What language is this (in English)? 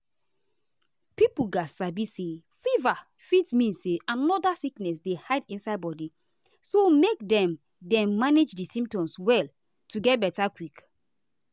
Nigerian Pidgin